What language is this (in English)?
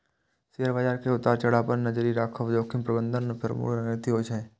Maithili